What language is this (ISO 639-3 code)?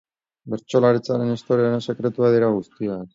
eus